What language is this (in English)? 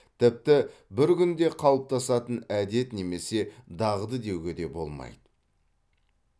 Kazakh